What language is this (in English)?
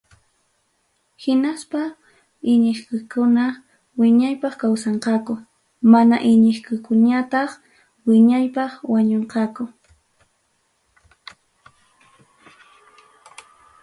Ayacucho Quechua